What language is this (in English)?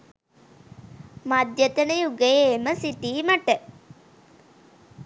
Sinhala